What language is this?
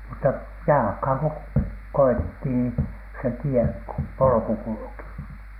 Finnish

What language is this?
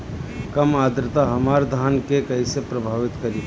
Bhojpuri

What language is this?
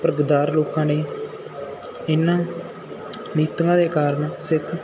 Punjabi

